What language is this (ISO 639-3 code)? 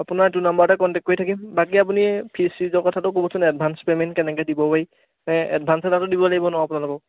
asm